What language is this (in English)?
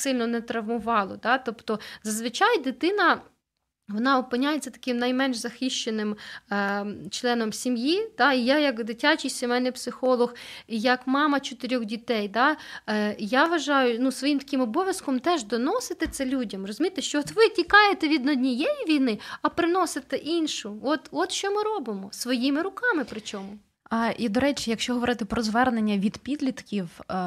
Ukrainian